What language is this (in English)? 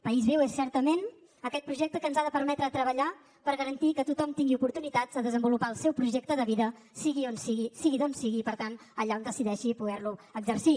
Catalan